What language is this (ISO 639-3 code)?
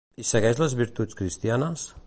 cat